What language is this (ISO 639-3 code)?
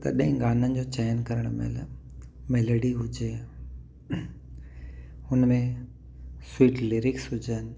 snd